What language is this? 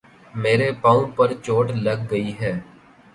Urdu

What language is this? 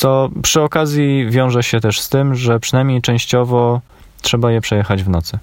Polish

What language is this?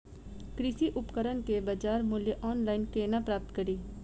Maithili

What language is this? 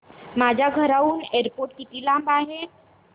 Marathi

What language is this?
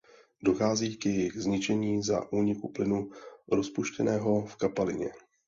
Czech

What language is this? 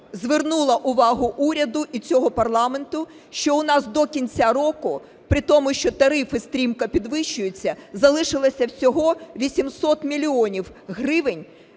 Ukrainian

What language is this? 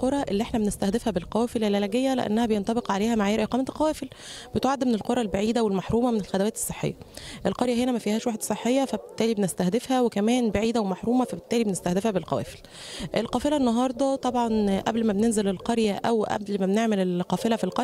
Arabic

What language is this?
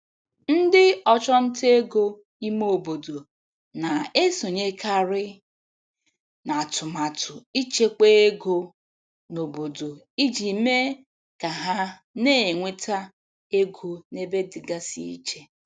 Igbo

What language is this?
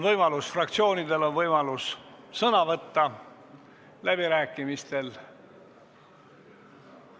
Estonian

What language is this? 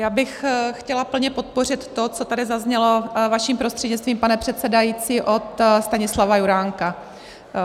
Czech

